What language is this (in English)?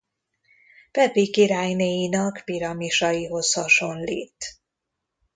Hungarian